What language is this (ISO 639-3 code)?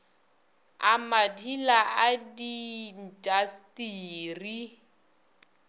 nso